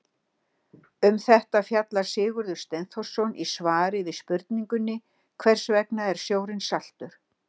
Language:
Icelandic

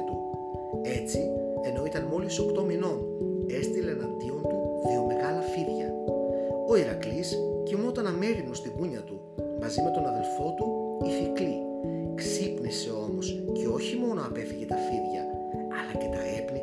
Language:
Greek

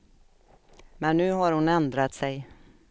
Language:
Swedish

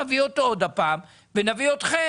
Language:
Hebrew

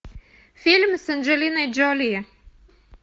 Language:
Russian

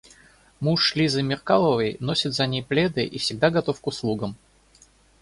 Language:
Russian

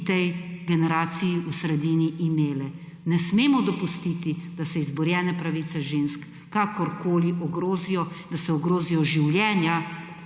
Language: Slovenian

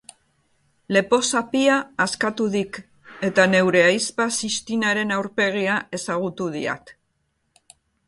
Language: Basque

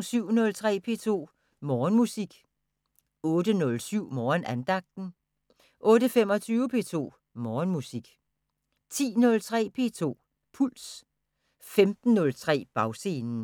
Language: Danish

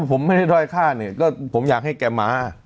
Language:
Thai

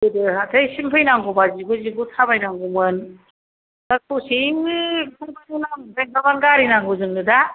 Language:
Bodo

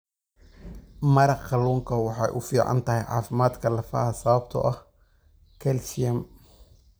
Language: Somali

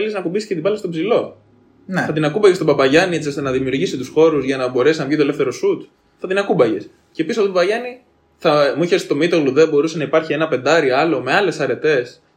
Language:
Greek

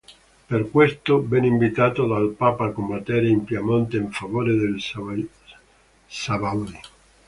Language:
Italian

